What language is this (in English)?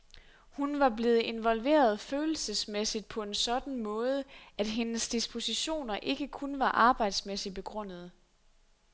Danish